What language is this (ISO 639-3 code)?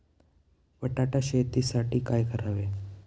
mar